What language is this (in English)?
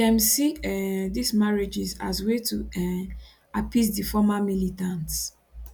Nigerian Pidgin